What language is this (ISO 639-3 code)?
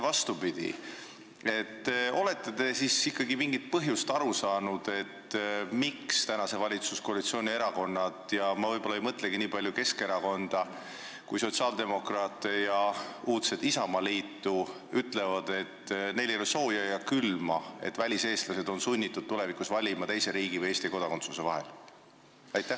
est